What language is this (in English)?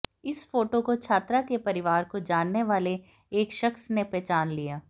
Hindi